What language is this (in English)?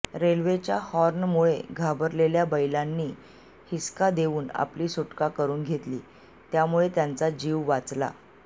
Marathi